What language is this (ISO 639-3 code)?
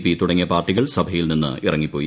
mal